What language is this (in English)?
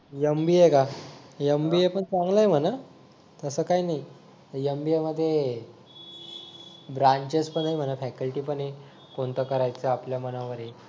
Marathi